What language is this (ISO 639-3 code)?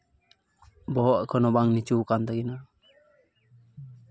sat